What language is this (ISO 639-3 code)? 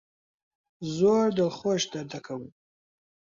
ckb